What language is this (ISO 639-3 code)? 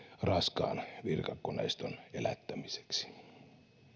fin